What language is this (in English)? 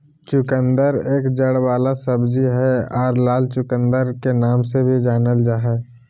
Magahi